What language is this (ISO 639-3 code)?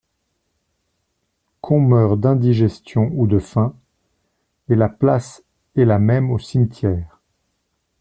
fra